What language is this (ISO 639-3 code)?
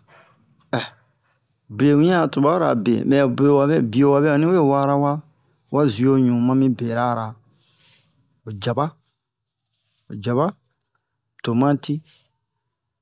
bmq